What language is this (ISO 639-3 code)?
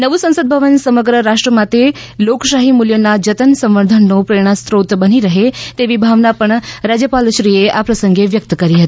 guj